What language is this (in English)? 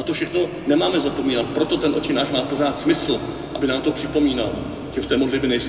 Czech